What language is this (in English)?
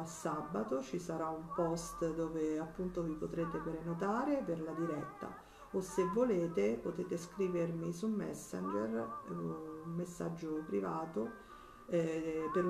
Italian